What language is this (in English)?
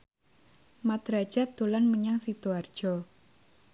Javanese